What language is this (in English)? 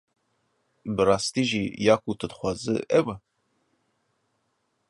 Kurdish